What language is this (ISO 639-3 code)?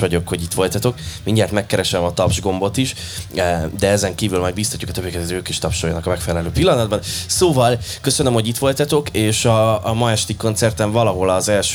hun